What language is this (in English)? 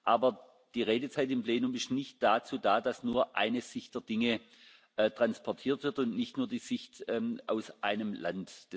German